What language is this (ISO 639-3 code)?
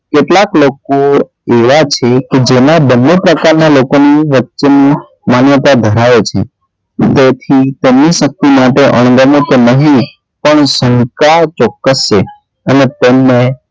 guj